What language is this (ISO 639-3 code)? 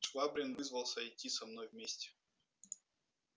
rus